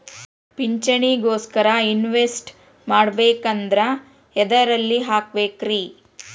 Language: Kannada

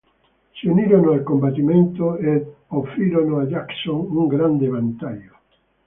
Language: Italian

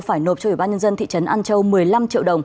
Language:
Vietnamese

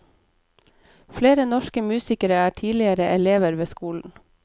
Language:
Norwegian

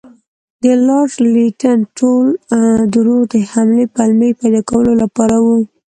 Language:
Pashto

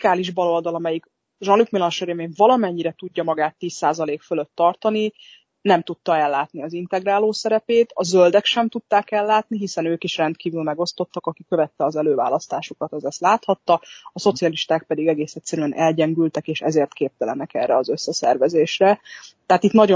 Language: Hungarian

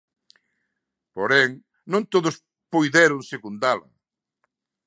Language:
Galician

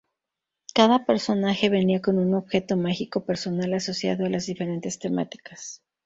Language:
Spanish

